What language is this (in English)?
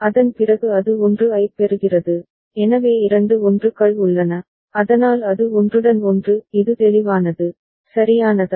Tamil